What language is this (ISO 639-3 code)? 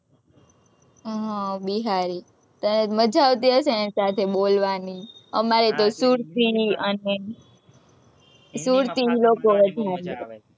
guj